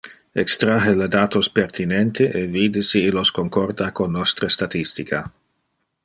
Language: Interlingua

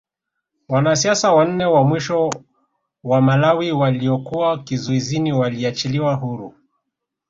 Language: Swahili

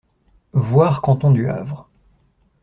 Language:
French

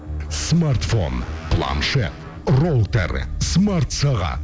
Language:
Kazakh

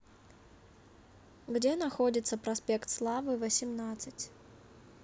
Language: Russian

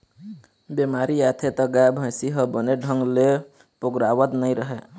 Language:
Chhattisgarhi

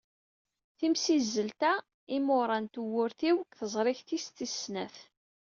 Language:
Kabyle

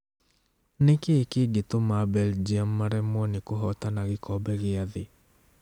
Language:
Kikuyu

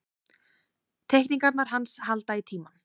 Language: Icelandic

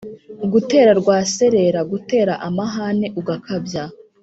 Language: Kinyarwanda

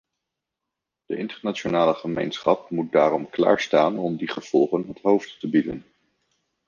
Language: Dutch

